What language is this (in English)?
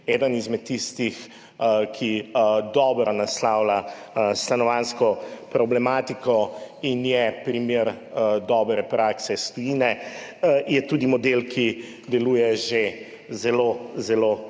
Slovenian